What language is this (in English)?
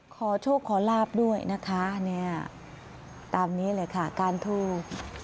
Thai